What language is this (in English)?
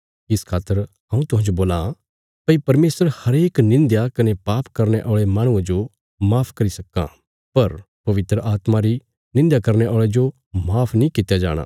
Bilaspuri